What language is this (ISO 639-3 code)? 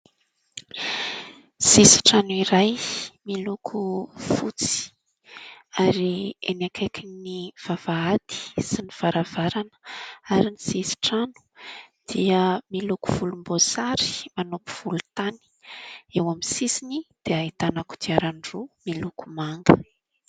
mlg